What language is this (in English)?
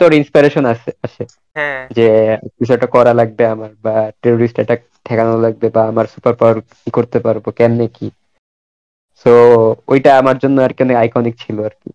Bangla